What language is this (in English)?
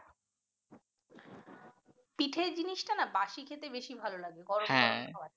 Bangla